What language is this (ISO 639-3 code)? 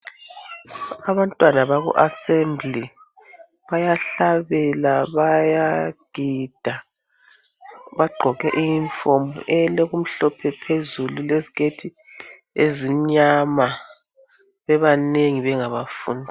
nde